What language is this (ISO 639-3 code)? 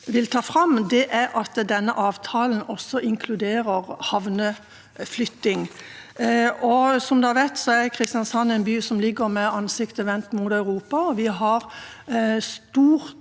nor